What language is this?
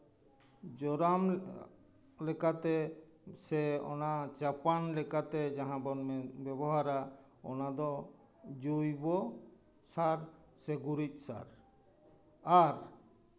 Santali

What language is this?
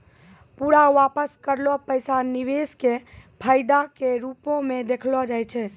Maithili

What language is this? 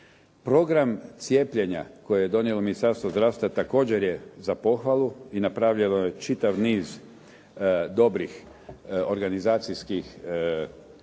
Croatian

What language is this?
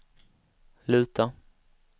Swedish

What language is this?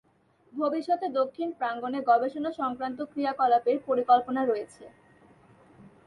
Bangla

